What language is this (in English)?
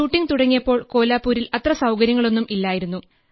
Malayalam